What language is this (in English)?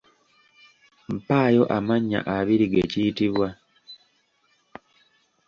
Ganda